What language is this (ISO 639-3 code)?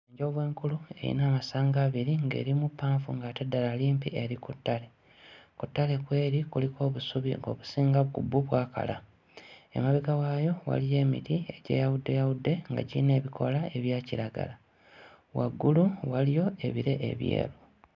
lug